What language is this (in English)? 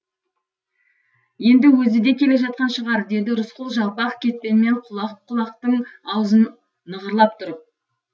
Kazakh